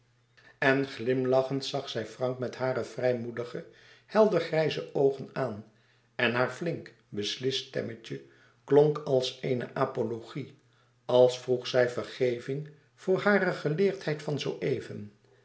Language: Dutch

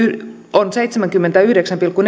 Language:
Finnish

